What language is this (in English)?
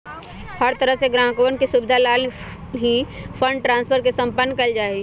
Magahi